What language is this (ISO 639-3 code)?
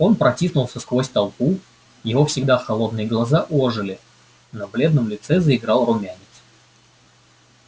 rus